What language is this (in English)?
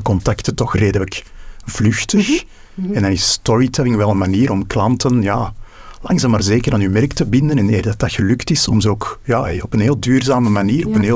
Dutch